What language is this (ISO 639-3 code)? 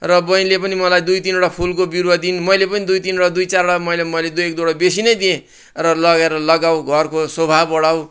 nep